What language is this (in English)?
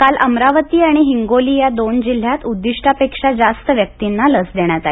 Marathi